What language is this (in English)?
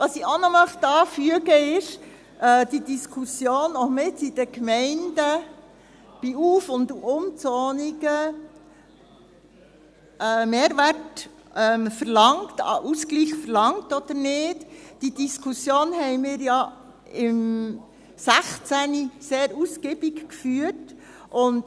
Swiss German